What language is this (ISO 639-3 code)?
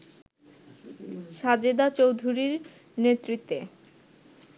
ben